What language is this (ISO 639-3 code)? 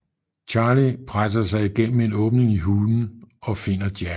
dan